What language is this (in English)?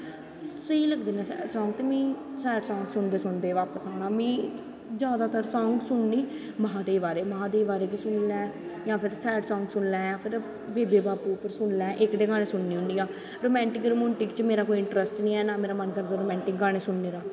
Dogri